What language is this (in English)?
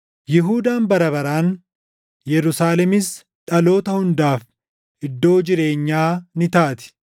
Oromo